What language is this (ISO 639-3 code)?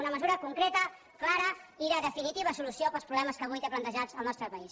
cat